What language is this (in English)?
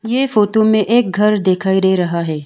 Hindi